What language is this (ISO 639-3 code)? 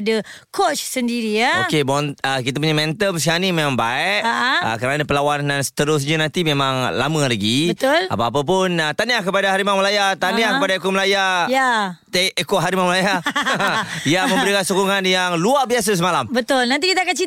msa